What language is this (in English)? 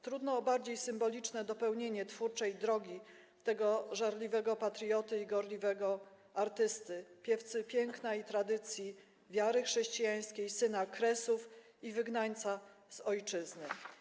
Polish